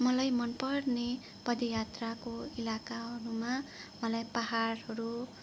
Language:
Nepali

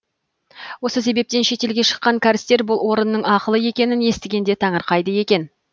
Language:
Kazakh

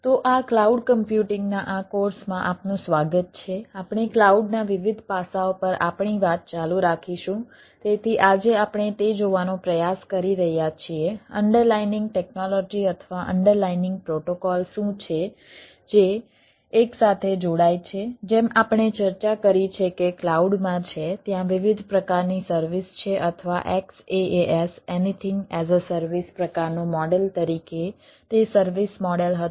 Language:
Gujarati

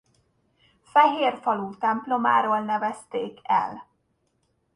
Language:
Hungarian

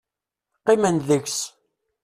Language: Kabyle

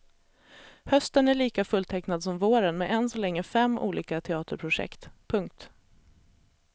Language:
Swedish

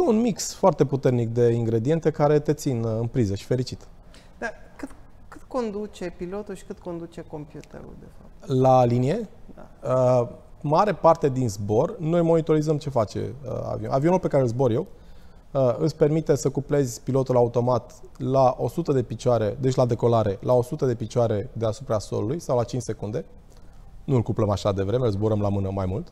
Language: Romanian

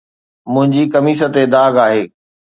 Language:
Sindhi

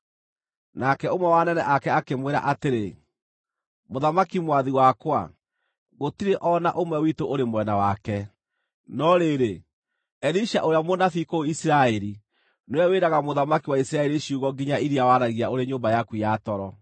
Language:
Kikuyu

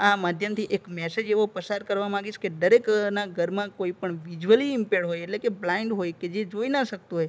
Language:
Gujarati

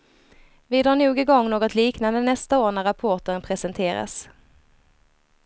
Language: Swedish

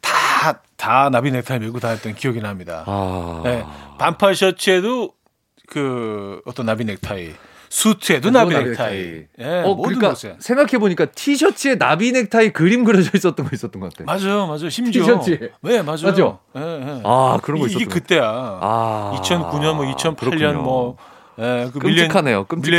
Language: Korean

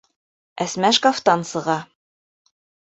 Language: Bashkir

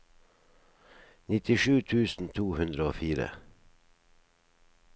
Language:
Norwegian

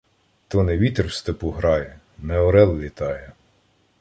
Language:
Ukrainian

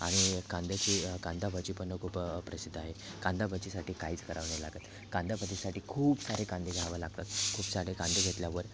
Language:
Marathi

